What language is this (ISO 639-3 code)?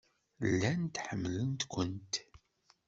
kab